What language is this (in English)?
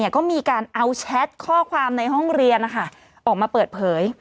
Thai